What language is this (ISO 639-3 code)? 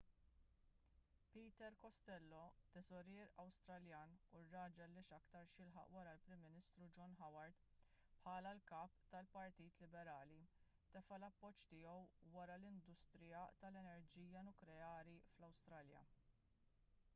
mlt